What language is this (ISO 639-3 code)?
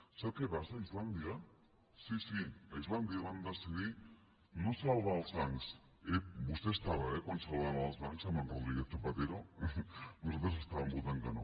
cat